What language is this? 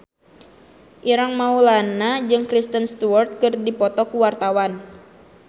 Sundanese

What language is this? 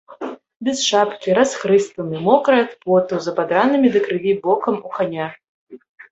Belarusian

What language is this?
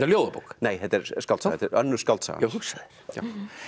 Icelandic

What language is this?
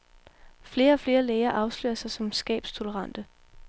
Danish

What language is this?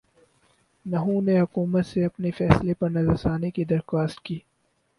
Urdu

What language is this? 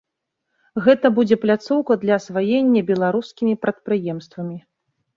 Belarusian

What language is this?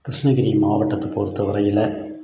Tamil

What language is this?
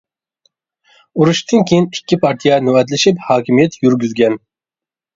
Uyghur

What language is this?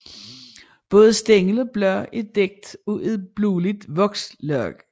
Danish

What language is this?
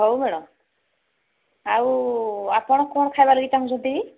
Odia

